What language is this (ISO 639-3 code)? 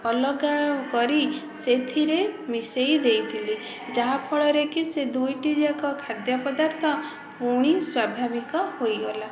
ori